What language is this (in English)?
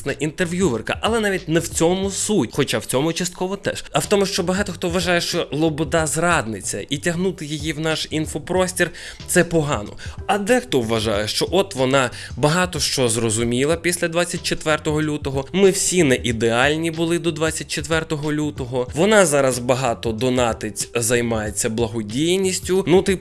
Ukrainian